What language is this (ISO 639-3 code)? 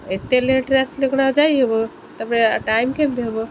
ori